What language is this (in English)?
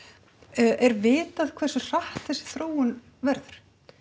Icelandic